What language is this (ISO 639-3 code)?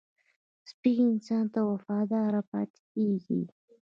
pus